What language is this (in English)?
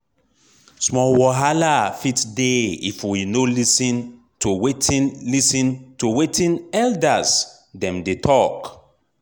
Nigerian Pidgin